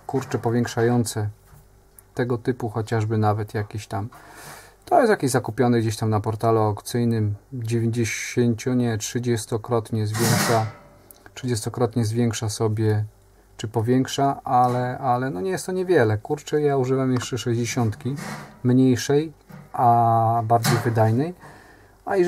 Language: Polish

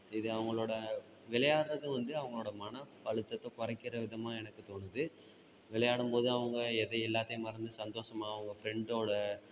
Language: Tamil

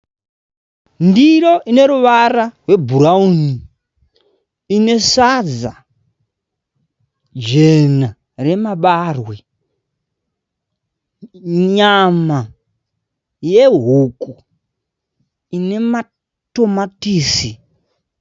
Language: Shona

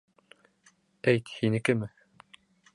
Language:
Bashkir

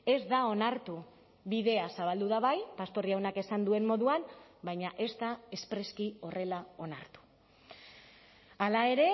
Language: Basque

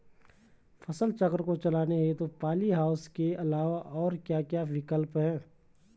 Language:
Hindi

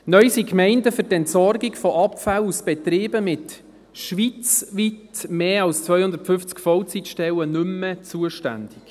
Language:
Swiss German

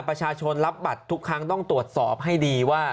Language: Thai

